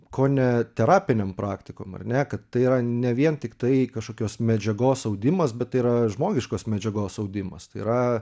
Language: Lithuanian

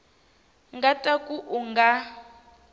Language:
Tsonga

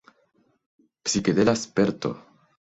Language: Esperanto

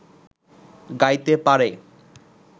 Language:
Bangla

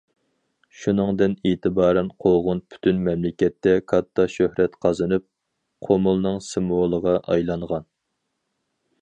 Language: Uyghur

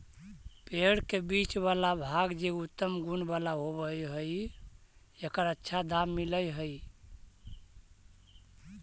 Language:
Magahi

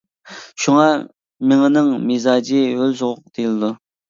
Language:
Uyghur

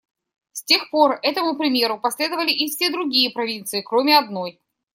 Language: Russian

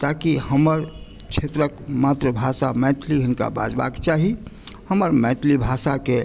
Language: Maithili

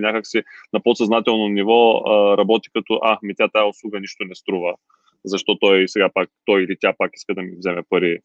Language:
Bulgarian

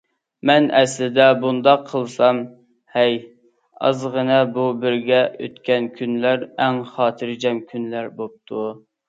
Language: Uyghur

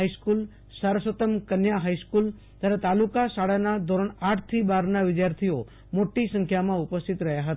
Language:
Gujarati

